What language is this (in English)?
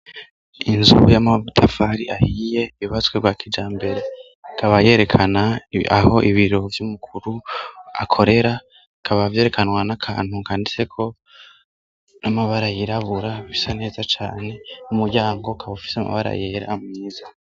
Rundi